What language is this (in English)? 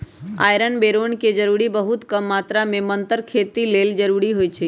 Magahi